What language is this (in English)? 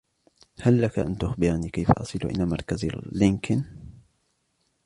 Arabic